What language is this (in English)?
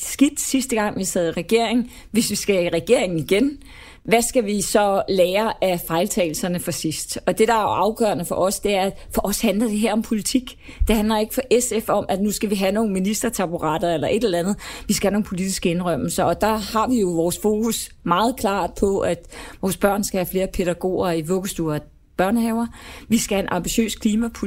Danish